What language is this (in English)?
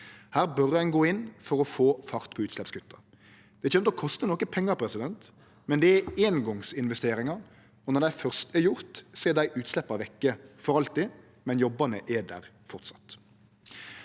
Norwegian